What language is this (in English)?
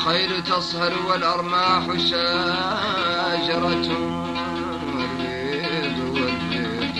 Arabic